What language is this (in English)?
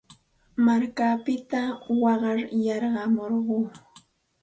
Santa Ana de Tusi Pasco Quechua